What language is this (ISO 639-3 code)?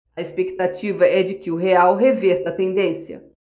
por